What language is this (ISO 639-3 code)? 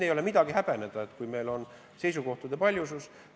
est